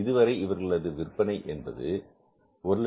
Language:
Tamil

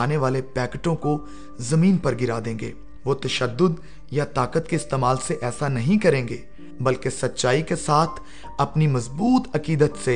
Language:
Urdu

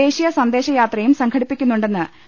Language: Malayalam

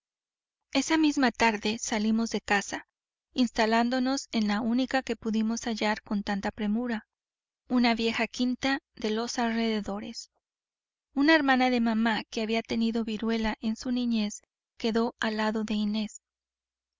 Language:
Spanish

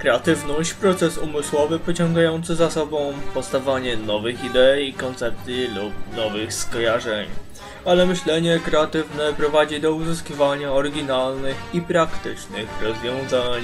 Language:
Polish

